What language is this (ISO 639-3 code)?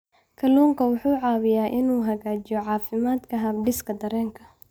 som